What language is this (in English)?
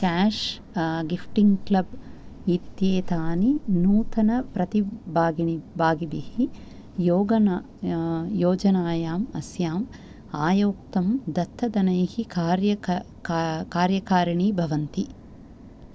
Sanskrit